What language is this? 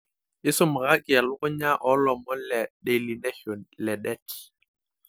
Masai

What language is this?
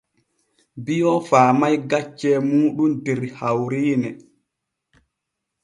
Borgu Fulfulde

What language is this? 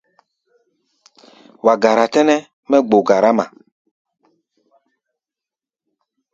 Gbaya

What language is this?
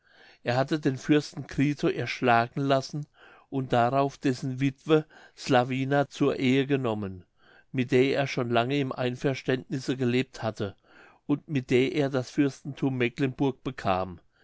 German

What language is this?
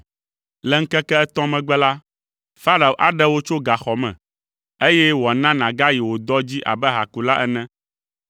Ewe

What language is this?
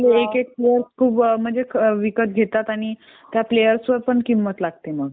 Marathi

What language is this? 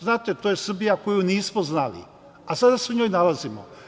Serbian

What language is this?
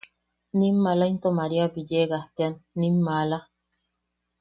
Yaqui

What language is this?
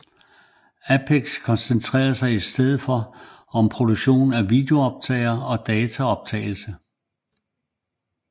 Danish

